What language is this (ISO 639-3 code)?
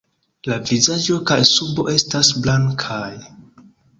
epo